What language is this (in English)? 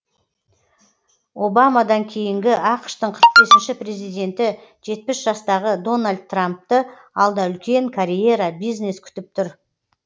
Kazakh